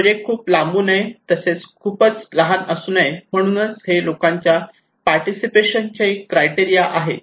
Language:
Marathi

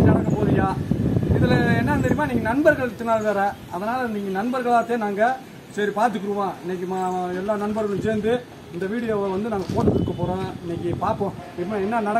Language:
French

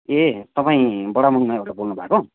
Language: Nepali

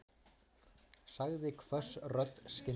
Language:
Icelandic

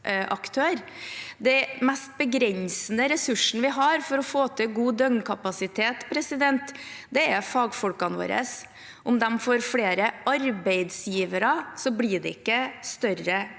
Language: Norwegian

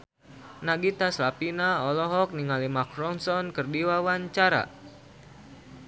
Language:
Sundanese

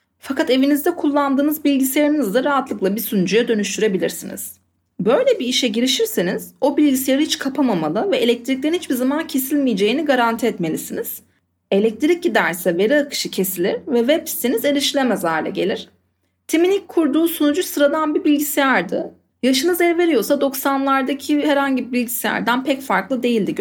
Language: Turkish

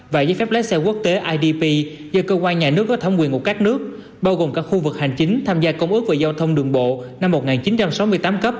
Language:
Vietnamese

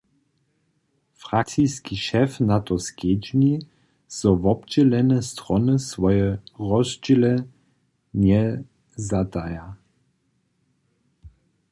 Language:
Upper Sorbian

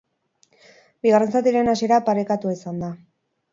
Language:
Basque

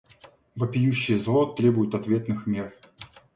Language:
Russian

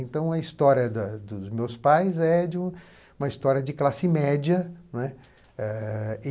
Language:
Portuguese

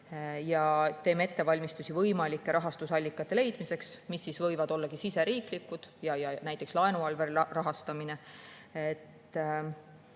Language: Estonian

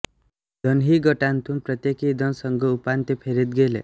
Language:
Marathi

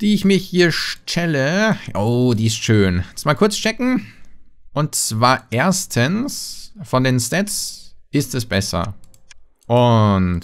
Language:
German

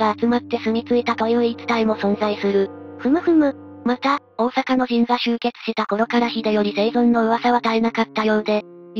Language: Japanese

